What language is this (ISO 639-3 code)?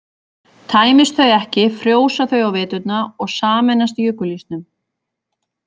isl